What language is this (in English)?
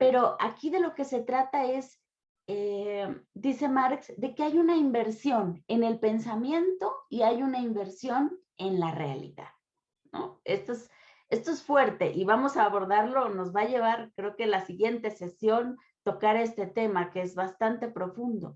Spanish